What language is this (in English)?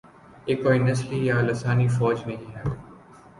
Urdu